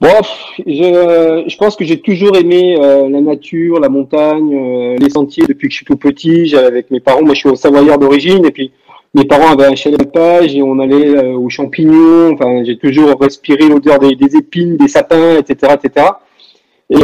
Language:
French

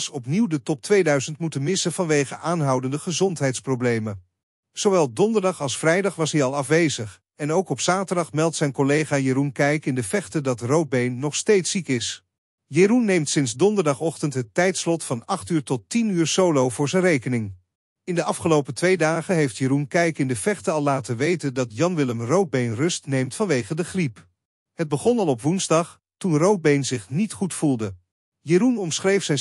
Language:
Dutch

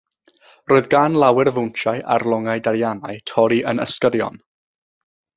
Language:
Welsh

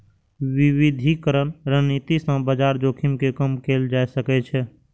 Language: Maithili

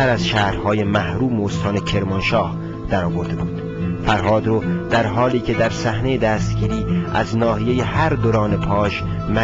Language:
Persian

